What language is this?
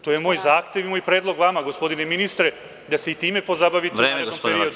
Serbian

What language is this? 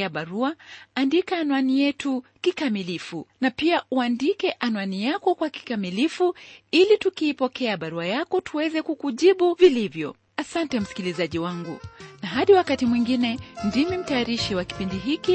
Swahili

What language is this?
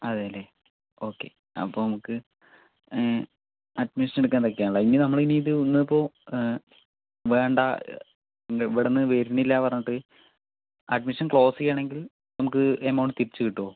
Malayalam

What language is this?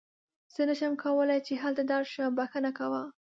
Pashto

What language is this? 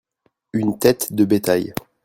French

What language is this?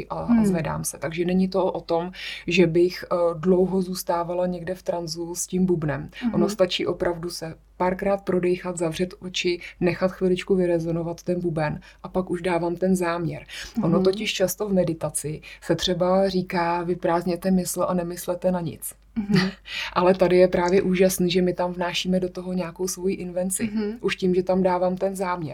Czech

